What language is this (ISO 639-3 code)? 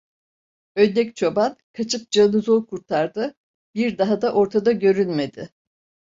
tur